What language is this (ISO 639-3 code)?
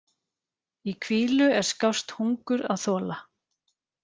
isl